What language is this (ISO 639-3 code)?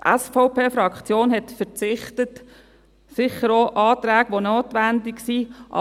gsw